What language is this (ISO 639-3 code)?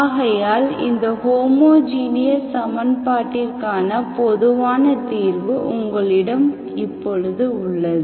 tam